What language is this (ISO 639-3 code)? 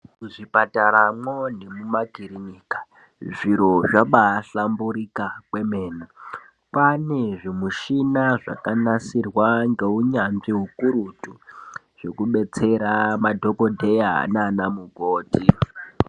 ndc